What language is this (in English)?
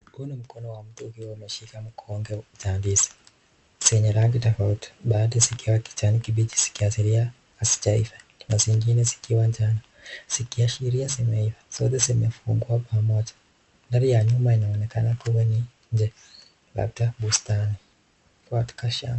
Swahili